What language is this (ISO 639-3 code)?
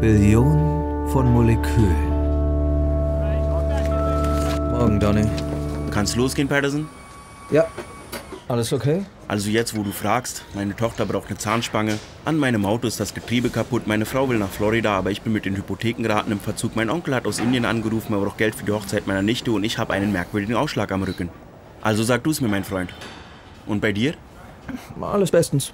deu